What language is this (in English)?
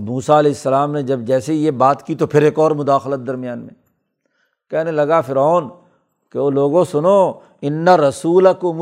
Urdu